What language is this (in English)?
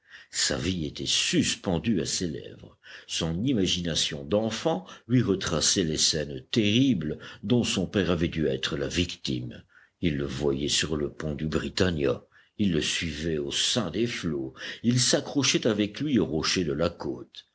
French